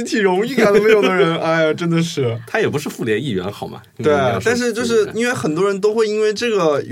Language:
Chinese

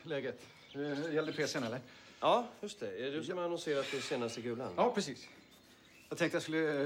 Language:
Swedish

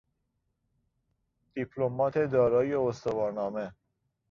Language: Persian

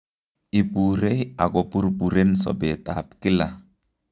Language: Kalenjin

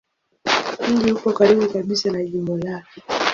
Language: Swahili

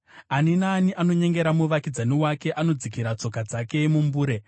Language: Shona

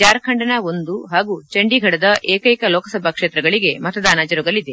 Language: Kannada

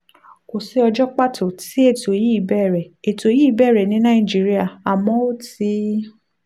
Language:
Yoruba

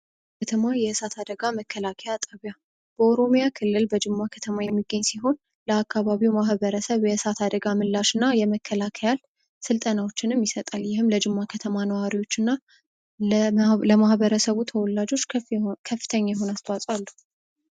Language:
Amharic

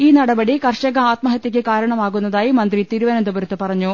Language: Malayalam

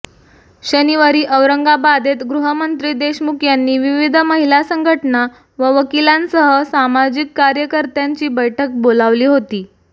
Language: Marathi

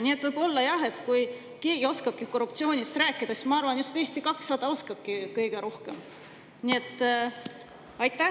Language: Estonian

